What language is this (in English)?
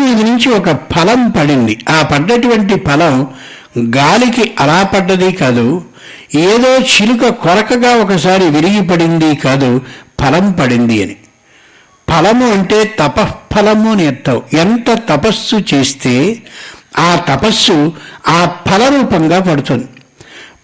Telugu